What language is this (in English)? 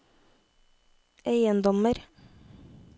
Norwegian